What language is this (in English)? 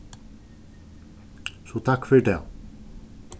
Faroese